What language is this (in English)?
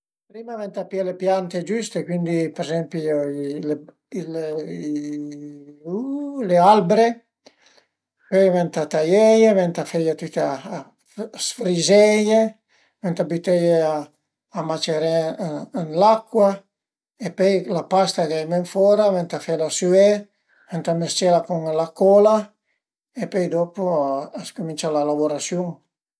Piedmontese